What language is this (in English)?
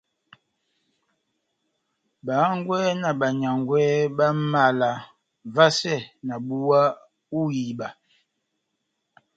Batanga